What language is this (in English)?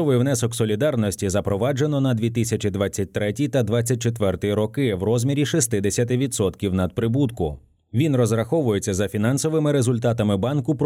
Ukrainian